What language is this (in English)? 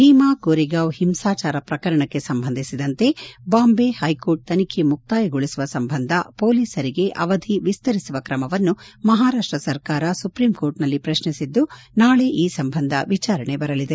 Kannada